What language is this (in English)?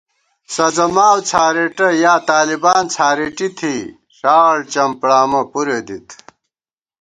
Gawar-Bati